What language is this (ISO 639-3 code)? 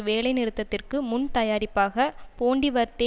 tam